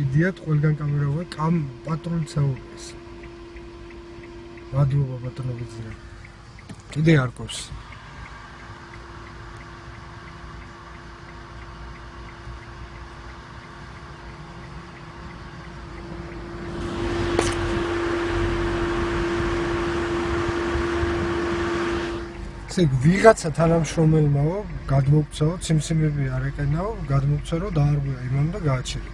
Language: Korean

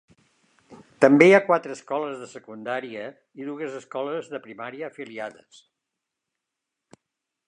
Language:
Catalan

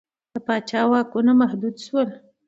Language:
Pashto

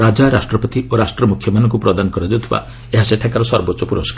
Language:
Odia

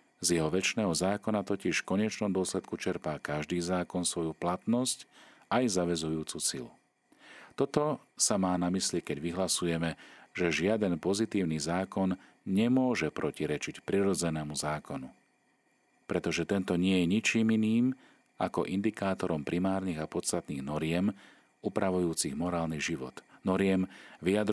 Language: Slovak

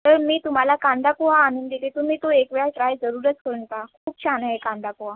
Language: Marathi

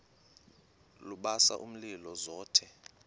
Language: Xhosa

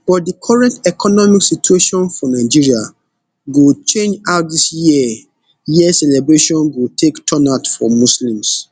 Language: Nigerian Pidgin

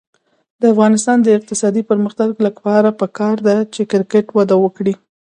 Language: Pashto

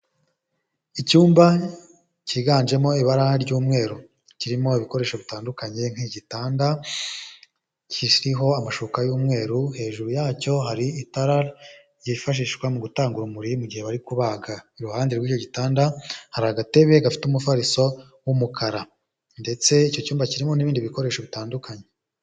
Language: Kinyarwanda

